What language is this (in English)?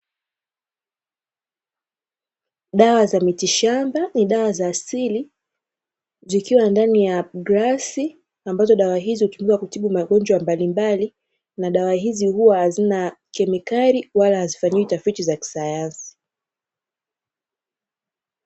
Swahili